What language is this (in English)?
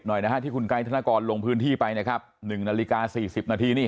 Thai